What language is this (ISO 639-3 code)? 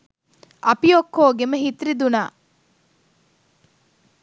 sin